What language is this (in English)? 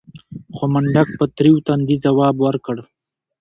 Pashto